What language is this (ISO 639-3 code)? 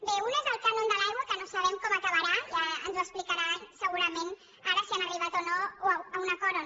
cat